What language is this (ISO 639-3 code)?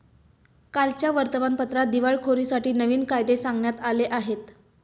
mar